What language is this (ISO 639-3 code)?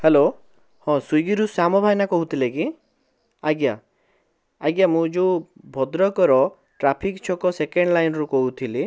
ori